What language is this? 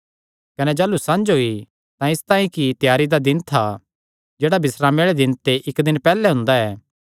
Kangri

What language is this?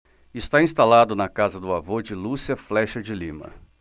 Portuguese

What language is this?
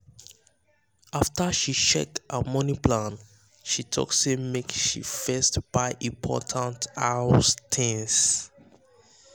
Nigerian Pidgin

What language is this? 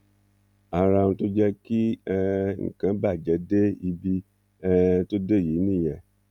Yoruba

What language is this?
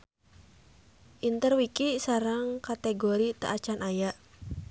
Sundanese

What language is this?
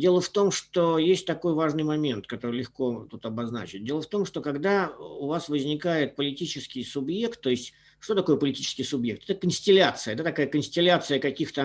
Russian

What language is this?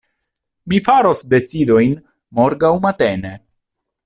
Esperanto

